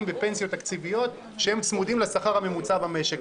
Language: Hebrew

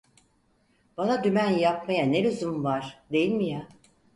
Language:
Turkish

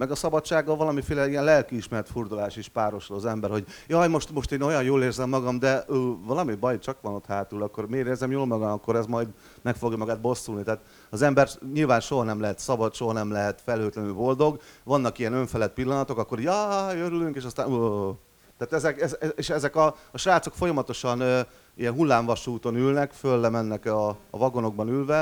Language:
Hungarian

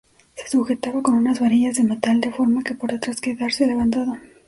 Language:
Spanish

